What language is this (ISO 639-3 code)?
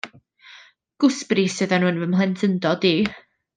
cym